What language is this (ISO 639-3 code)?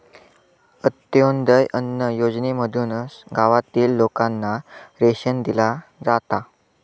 mar